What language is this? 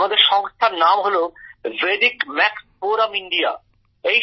Bangla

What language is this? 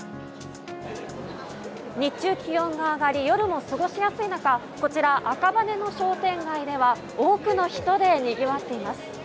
Japanese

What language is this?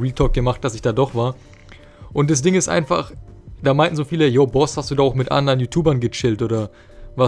German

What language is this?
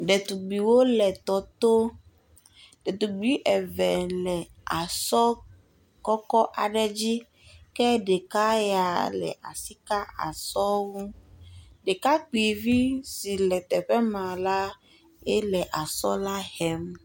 Ewe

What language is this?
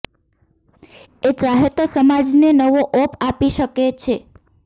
Gujarati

